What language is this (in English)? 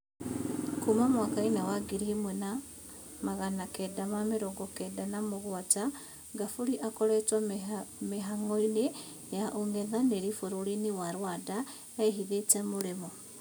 Kikuyu